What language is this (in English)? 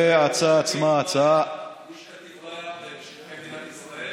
Hebrew